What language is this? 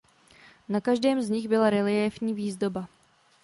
Czech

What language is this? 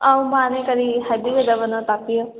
Manipuri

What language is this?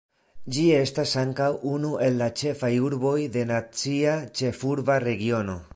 Esperanto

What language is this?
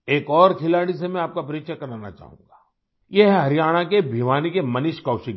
Hindi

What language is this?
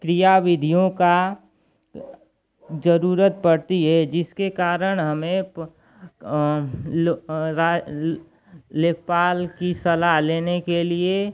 Hindi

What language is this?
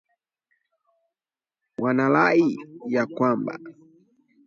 Swahili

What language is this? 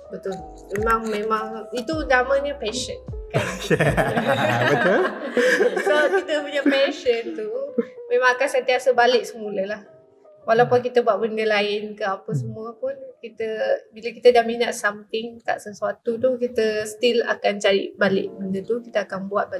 Malay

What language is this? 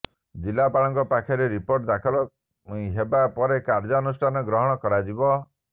Odia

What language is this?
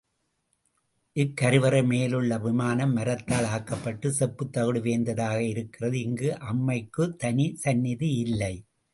Tamil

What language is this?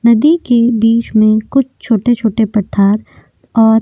Hindi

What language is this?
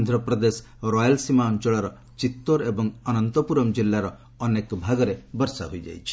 Odia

